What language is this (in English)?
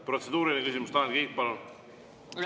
Estonian